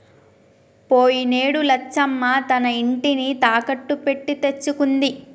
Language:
Telugu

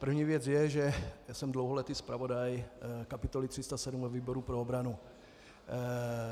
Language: Czech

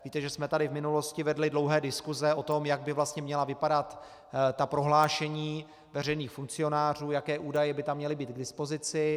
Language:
Czech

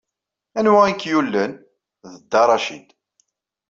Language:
Kabyle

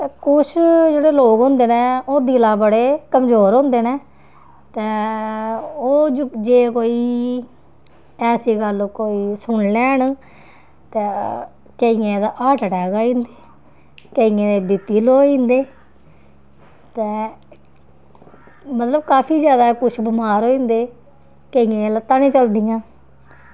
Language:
Dogri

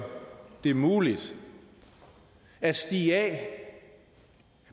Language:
Danish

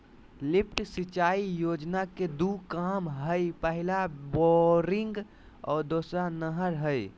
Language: Magahi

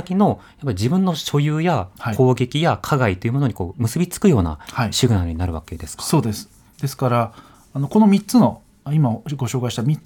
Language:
Japanese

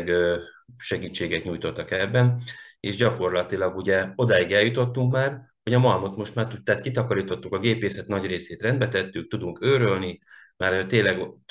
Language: Hungarian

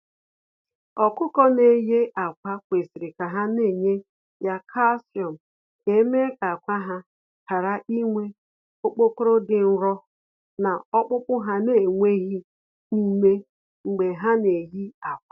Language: Igbo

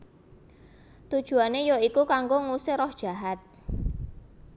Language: Javanese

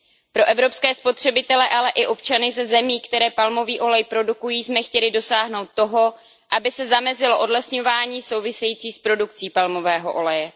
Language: Czech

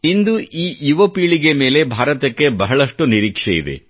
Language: Kannada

